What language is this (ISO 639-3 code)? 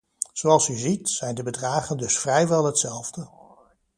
nld